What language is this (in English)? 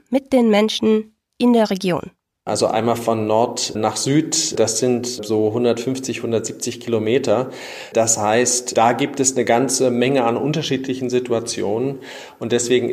German